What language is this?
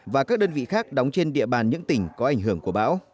Vietnamese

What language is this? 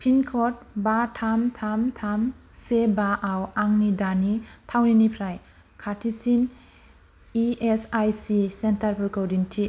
Bodo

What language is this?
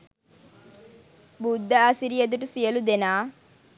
Sinhala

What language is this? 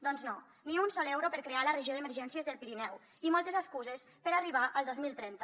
Catalan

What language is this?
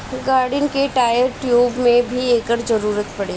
Bhojpuri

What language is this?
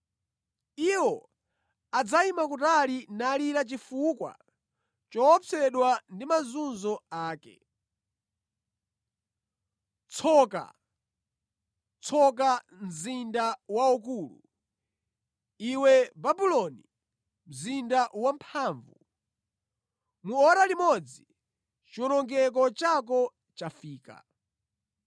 Nyanja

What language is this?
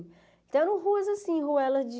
Portuguese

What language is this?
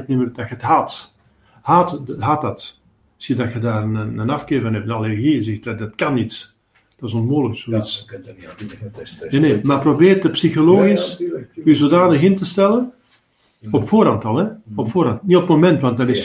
Dutch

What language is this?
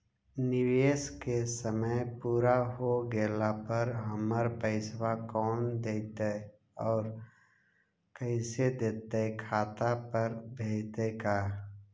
Magahi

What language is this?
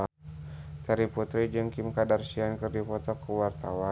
Sundanese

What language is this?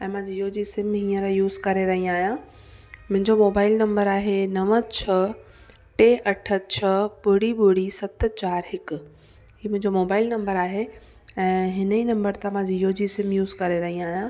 Sindhi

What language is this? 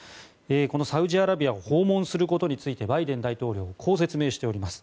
Japanese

